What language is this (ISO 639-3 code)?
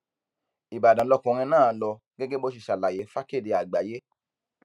yor